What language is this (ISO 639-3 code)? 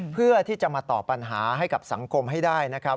tha